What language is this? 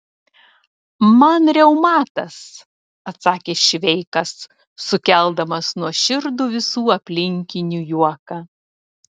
Lithuanian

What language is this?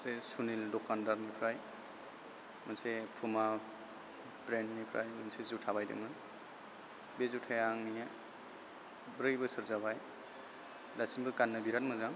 Bodo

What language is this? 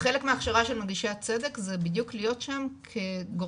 Hebrew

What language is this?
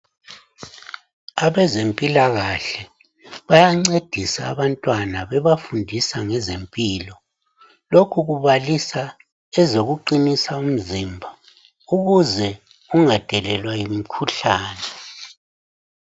North Ndebele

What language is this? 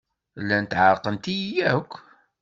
Kabyle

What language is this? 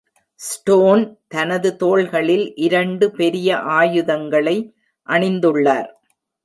Tamil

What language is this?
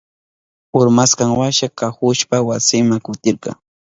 Southern Pastaza Quechua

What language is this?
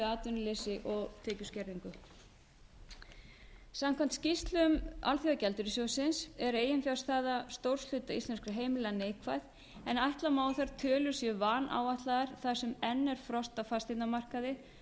Icelandic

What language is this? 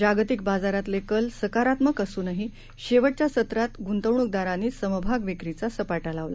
Marathi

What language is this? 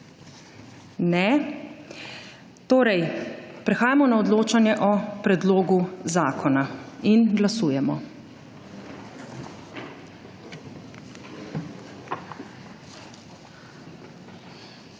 Slovenian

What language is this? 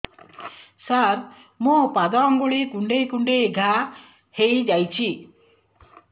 Odia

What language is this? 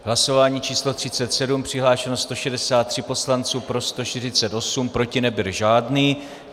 Czech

